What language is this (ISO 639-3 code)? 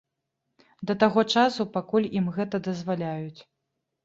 bel